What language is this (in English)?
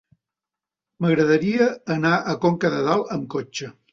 Catalan